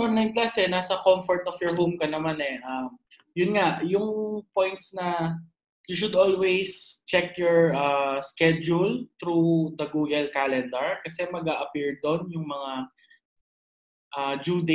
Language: Filipino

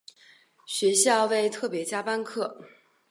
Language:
Chinese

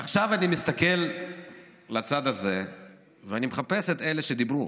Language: Hebrew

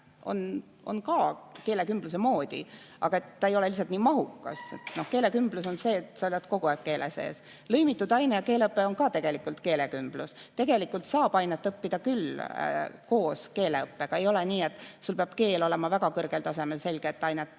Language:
Estonian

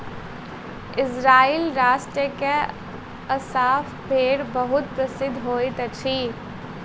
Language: Maithili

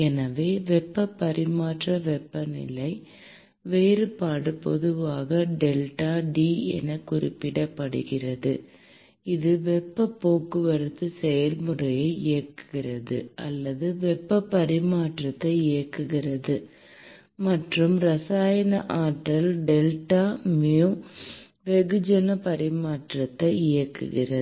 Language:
Tamil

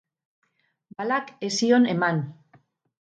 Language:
Basque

